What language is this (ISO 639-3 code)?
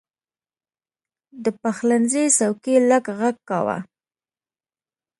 pus